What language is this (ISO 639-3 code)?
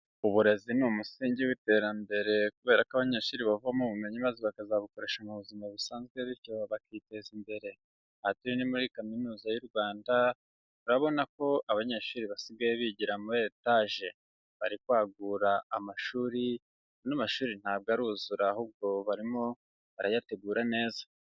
kin